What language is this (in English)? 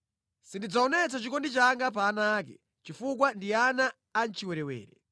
Nyanja